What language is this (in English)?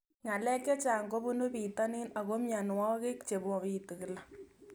Kalenjin